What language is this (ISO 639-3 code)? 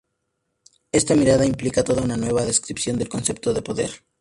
spa